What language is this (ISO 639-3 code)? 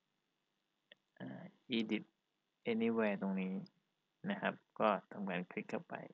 tha